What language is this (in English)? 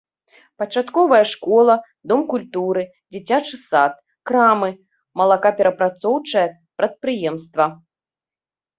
Belarusian